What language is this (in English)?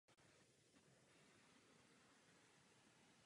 Czech